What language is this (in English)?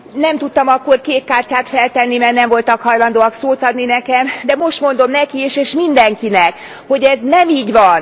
Hungarian